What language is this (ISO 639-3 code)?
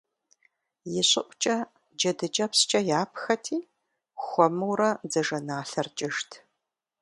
kbd